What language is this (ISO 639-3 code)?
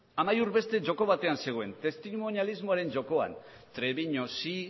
eus